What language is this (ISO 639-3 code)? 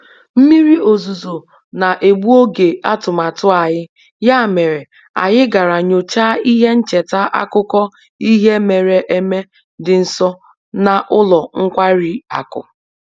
ibo